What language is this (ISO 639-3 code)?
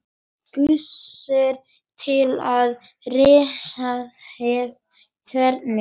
isl